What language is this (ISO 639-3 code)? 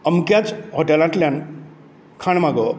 kok